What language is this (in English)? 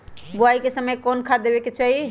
Magahi